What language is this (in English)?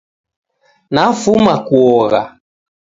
Taita